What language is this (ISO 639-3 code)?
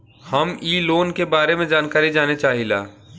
bho